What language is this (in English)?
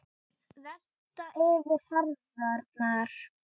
Icelandic